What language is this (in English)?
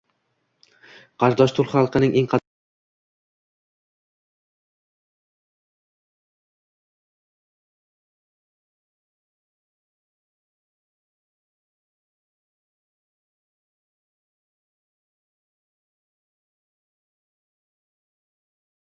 Uzbek